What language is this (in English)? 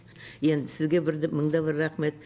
Kazakh